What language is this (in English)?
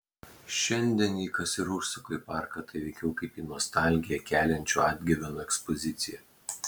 Lithuanian